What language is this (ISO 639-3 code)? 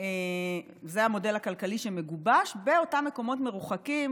heb